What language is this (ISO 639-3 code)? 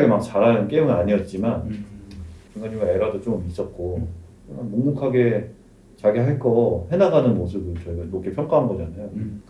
kor